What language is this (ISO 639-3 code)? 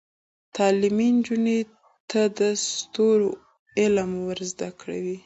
pus